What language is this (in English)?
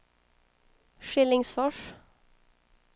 Swedish